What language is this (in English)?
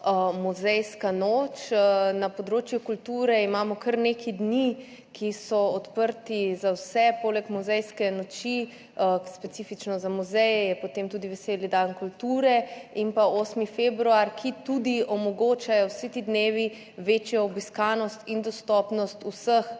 Slovenian